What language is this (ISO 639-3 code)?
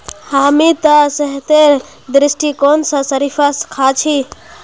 mag